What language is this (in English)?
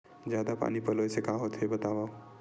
Chhattisgarhi